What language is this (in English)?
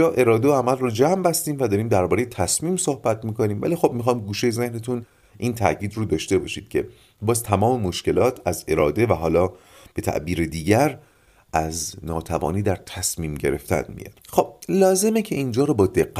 Persian